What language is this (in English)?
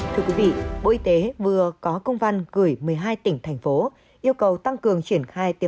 Vietnamese